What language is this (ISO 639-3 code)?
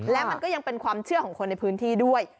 tha